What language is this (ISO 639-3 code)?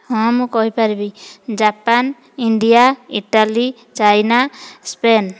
ori